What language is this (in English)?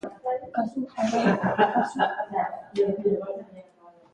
Basque